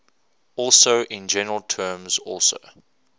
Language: English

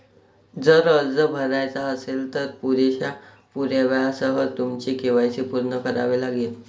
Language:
Marathi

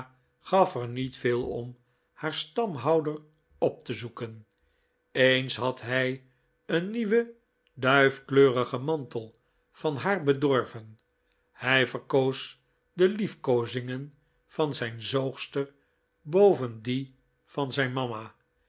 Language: Dutch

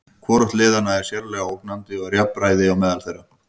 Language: Icelandic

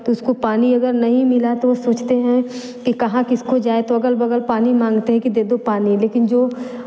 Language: Hindi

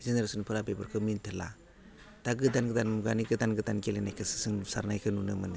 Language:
Bodo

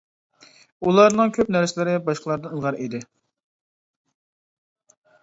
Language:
Uyghur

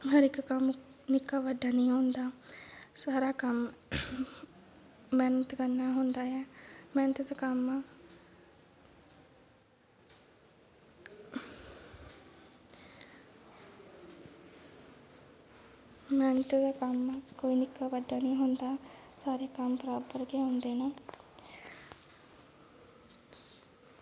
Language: Dogri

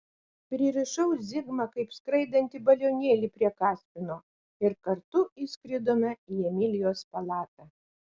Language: Lithuanian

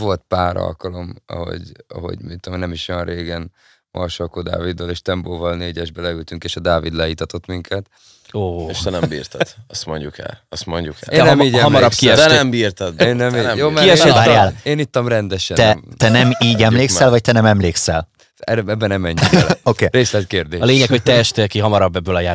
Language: Hungarian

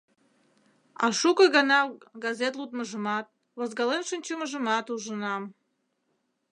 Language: Mari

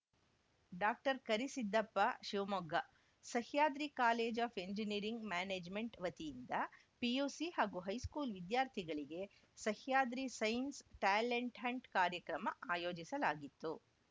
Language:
Kannada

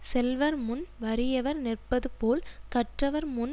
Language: Tamil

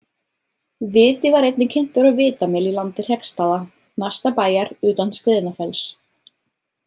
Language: Icelandic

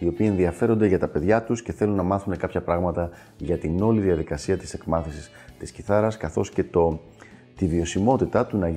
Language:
Greek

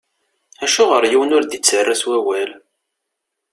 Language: Kabyle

